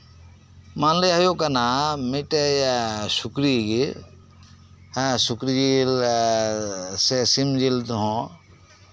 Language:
Santali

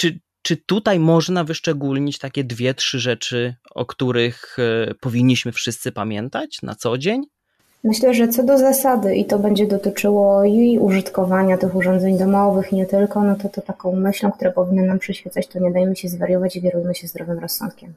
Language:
Polish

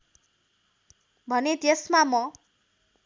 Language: Nepali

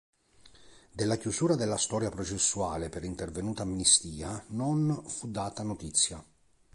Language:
Italian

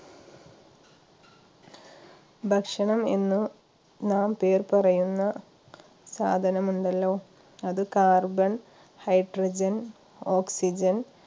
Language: Malayalam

